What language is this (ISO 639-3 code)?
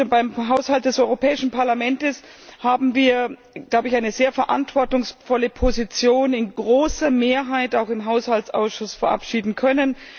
deu